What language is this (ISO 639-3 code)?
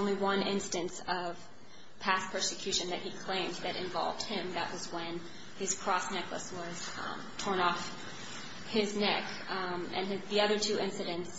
eng